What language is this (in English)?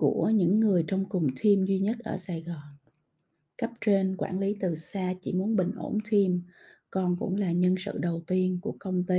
Vietnamese